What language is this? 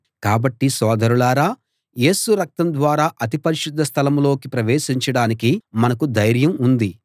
Telugu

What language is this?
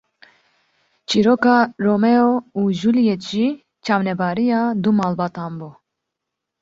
Kurdish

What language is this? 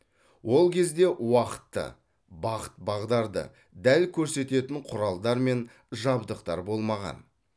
Kazakh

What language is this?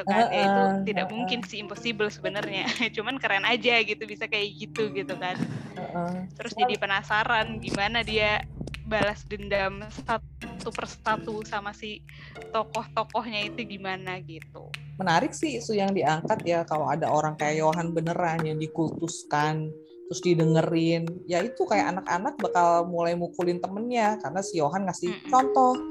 Indonesian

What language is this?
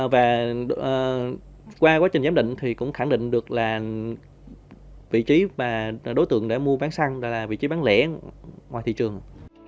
Vietnamese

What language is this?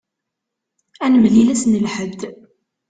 Kabyle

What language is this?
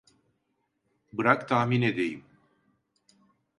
Turkish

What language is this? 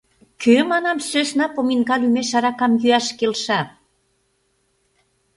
Mari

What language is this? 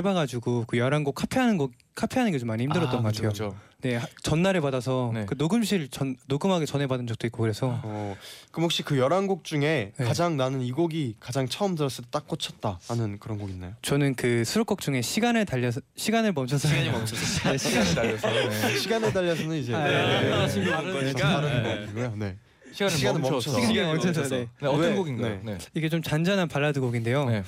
Korean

